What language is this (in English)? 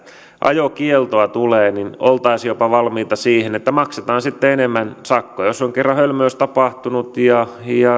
Finnish